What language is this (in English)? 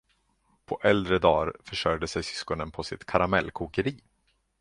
Swedish